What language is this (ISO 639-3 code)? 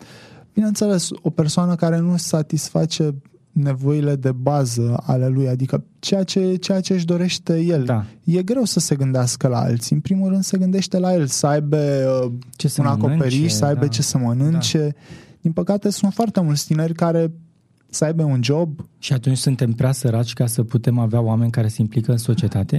ron